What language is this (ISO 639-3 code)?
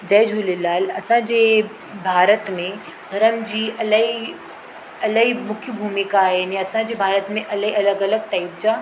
snd